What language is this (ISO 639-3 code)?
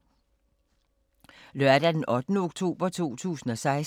dan